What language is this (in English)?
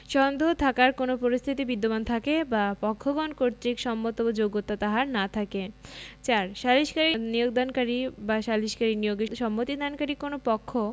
Bangla